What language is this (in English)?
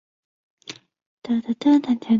Chinese